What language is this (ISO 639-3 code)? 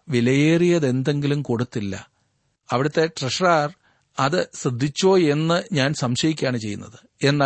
mal